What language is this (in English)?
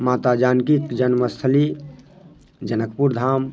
Maithili